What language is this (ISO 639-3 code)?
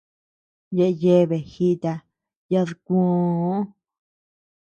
cux